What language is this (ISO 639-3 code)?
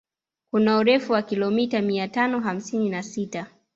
swa